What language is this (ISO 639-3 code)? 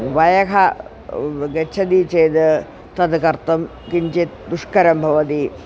san